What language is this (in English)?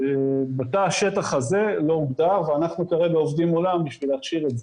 Hebrew